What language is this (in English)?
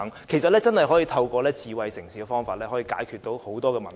Cantonese